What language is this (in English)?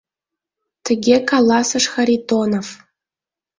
Mari